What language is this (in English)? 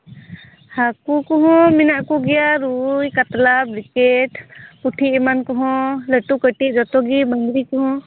Santali